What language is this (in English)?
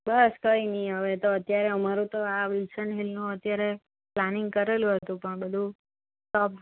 Gujarati